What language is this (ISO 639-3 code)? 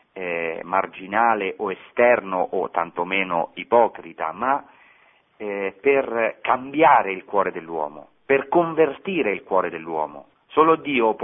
ita